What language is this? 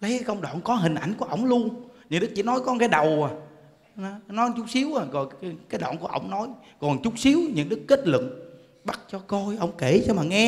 Vietnamese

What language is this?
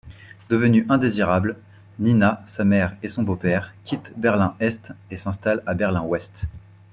French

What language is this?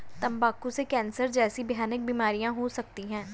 Hindi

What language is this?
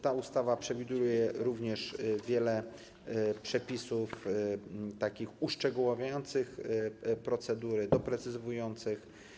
Polish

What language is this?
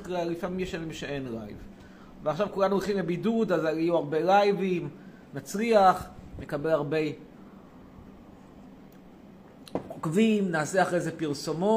Hebrew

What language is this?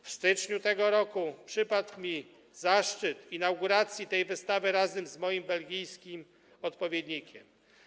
Polish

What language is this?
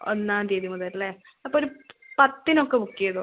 Malayalam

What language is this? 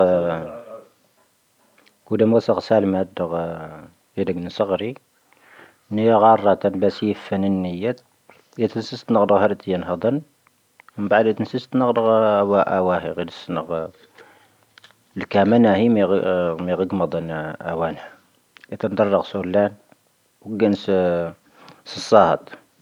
Tahaggart Tamahaq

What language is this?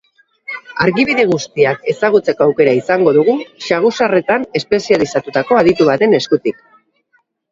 Basque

